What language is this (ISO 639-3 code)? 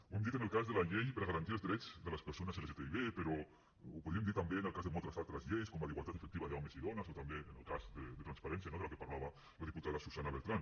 cat